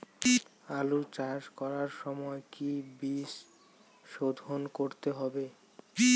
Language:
Bangla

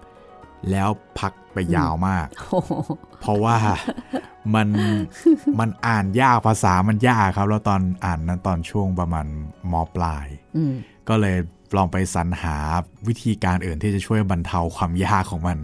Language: Thai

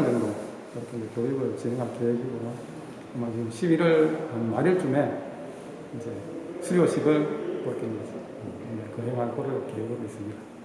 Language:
Korean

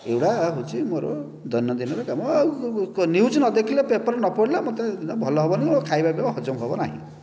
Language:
Odia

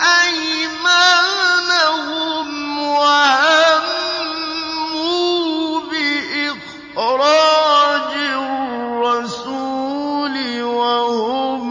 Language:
Arabic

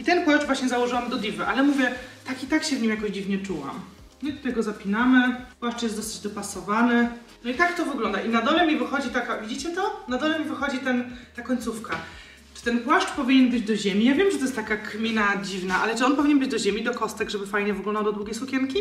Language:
Polish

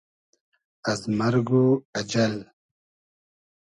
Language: Hazaragi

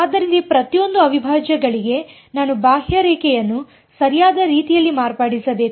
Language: Kannada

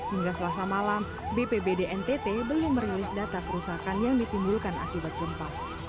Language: Indonesian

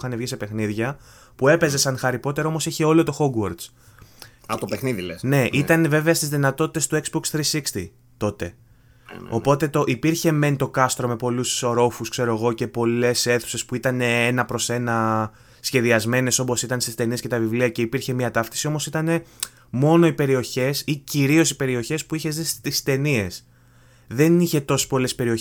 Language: Greek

